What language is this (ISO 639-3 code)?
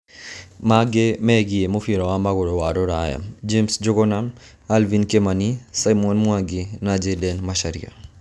kik